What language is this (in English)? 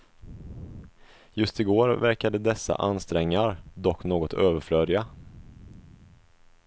Swedish